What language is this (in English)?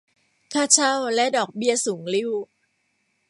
Thai